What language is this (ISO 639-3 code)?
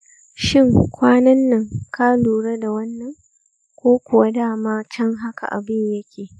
hau